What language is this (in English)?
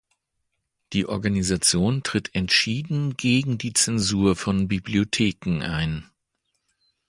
German